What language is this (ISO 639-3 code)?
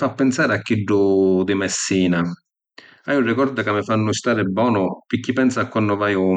scn